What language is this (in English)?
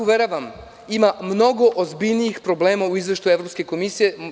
Serbian